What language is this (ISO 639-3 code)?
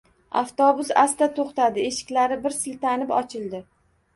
uzb